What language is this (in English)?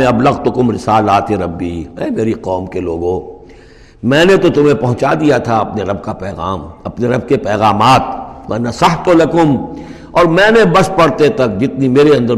Urdu